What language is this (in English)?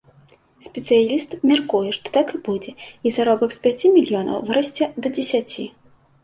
Belarusian